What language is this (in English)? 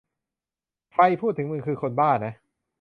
Thai